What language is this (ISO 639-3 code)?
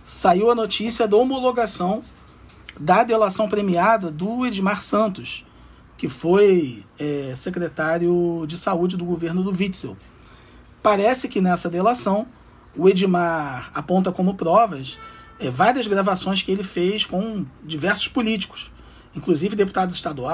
por